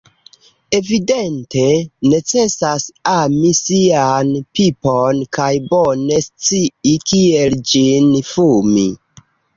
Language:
Esperanto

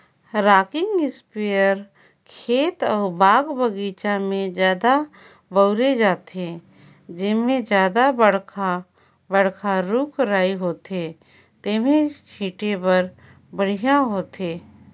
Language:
Chhattisgarhi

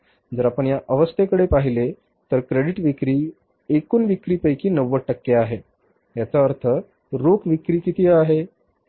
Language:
Marathi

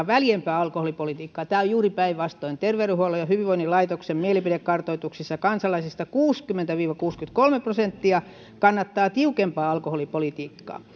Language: Finnish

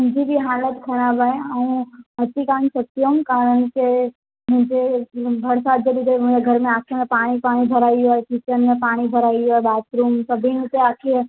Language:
Sindhi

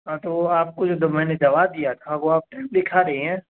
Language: Urdu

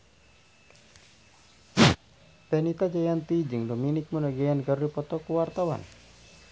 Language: Sundanese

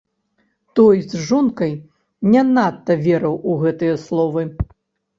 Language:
Belarusian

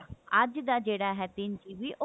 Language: Punjabi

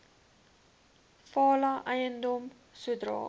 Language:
Afrikaans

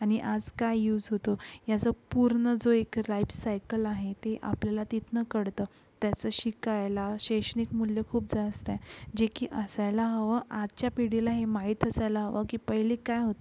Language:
Marathi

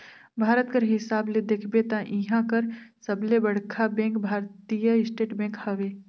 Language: Chhattisgarhi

